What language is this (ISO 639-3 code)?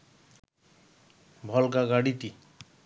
ben